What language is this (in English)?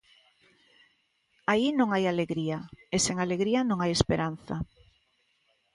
Galician